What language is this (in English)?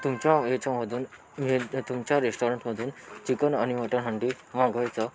Marathi